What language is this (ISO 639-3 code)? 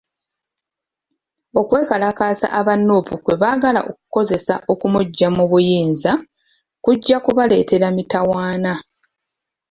lug